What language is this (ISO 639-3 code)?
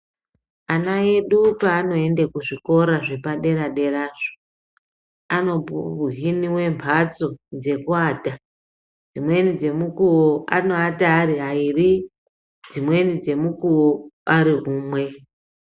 ndc